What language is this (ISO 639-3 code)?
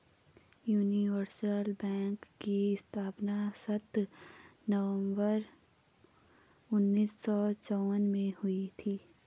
hin